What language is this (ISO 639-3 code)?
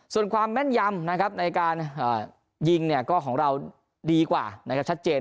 tha